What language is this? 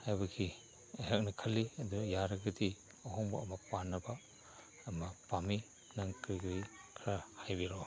Manipuri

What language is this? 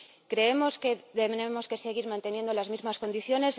Spanish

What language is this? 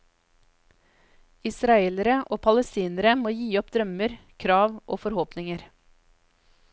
Norwegian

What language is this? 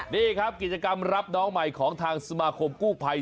Thai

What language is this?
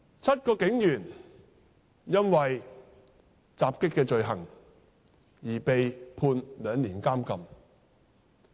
Cantonese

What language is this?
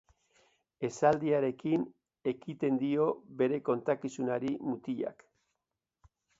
Basque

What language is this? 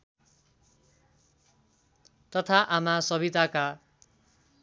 Nepali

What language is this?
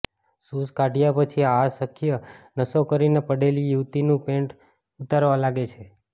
Gujarati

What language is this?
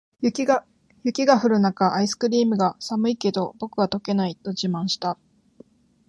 Japanese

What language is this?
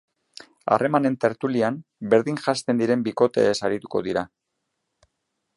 Basque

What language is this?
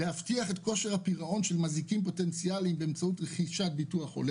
Hebrew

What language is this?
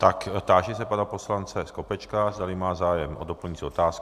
Czech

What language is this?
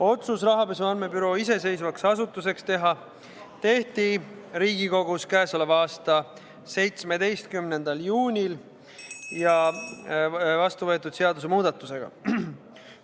Estonian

